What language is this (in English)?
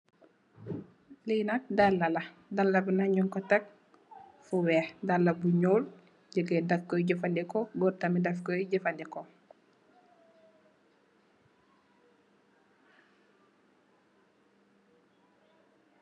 Wolof